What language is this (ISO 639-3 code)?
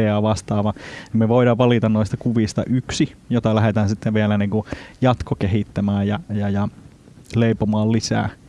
fin